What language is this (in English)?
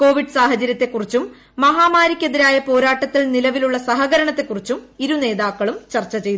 Malayalam